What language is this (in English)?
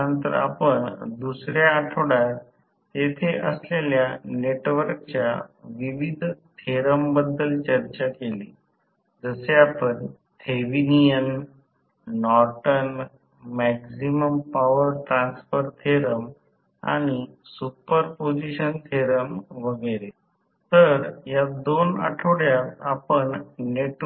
Marathi